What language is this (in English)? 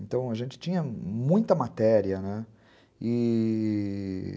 Portuguese